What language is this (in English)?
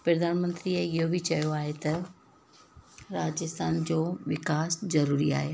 Sindhi